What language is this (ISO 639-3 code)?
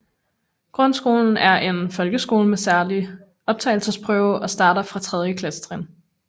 dan